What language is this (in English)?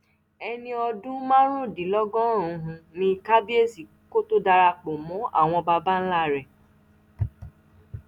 Yoruba